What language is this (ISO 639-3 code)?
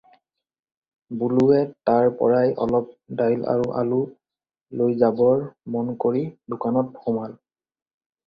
asm